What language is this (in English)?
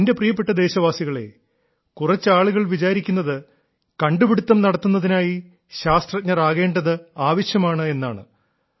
Malayalam